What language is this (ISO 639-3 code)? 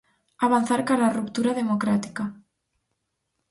glg